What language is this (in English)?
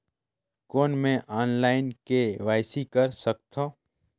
Chhattisgarhi